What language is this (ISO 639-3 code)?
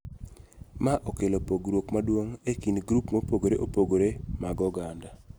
luo